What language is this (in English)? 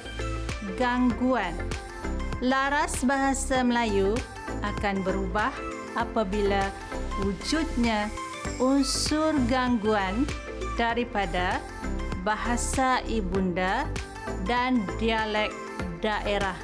Malay